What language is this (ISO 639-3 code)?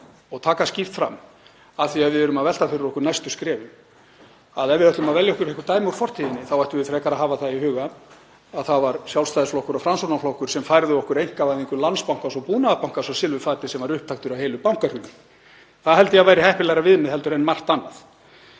isl